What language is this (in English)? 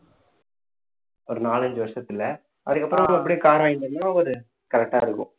Tamil